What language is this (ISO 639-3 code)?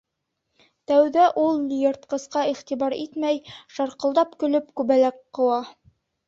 bak